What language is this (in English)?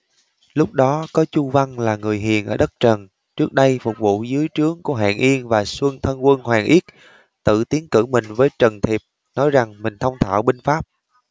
Vietnamese